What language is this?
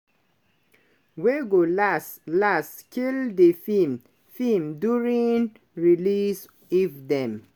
Nigerian Pidgin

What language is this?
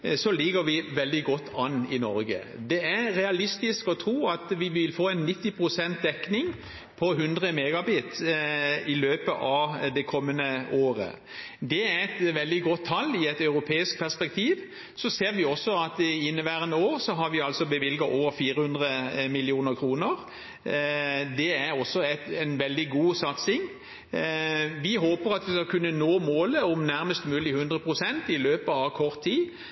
Norwegian Bokmål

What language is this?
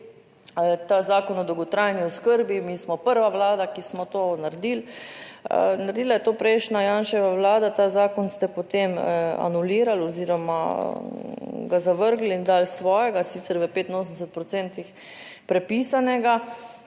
Slovenian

